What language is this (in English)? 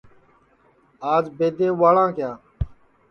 Sansi